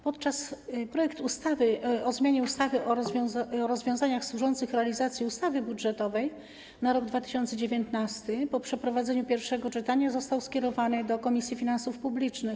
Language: Polish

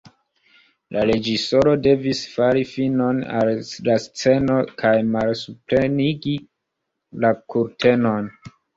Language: Esperanto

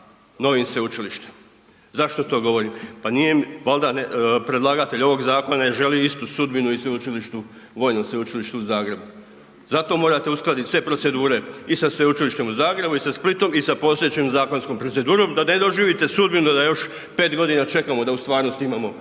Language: Croatian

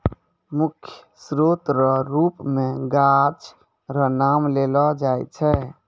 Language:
Maithili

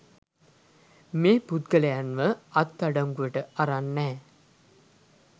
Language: Sinhala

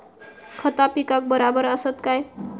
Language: Marathi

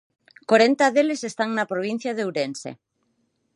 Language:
Galician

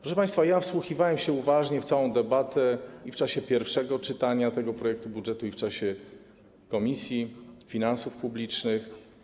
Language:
Polish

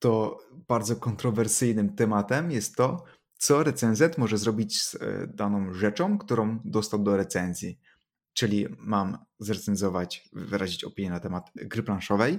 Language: Polish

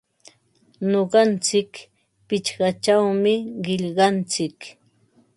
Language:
Ambo-Pasco Quechua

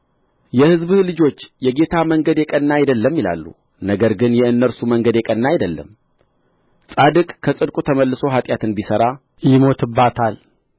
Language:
Amharic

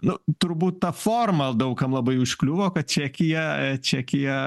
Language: Lithuanian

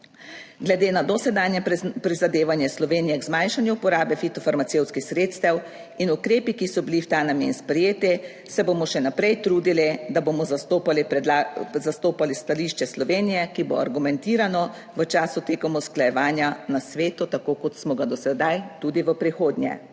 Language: Slovenian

